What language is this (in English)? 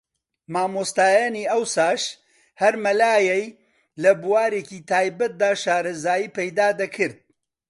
Central Kurdish